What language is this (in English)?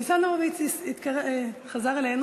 Hebrew